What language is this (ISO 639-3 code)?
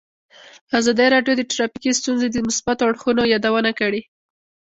pus